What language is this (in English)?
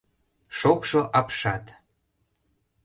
Mari